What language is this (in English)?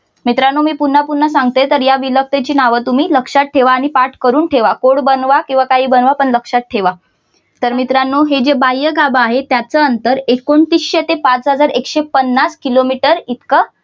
Marathi